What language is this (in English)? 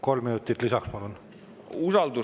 Estonian